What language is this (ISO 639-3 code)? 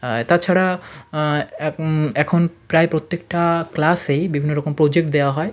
ben